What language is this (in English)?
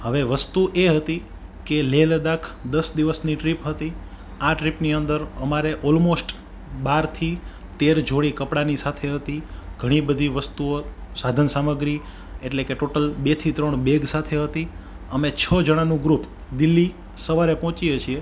Gujarati